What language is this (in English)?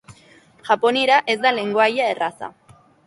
Basque